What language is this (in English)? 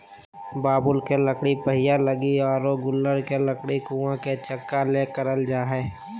Magahi